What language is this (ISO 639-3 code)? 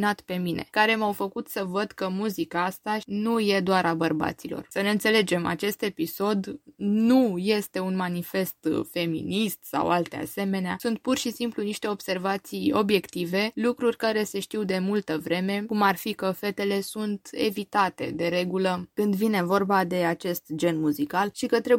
ron